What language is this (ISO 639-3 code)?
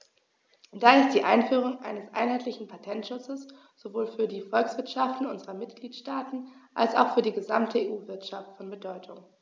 deu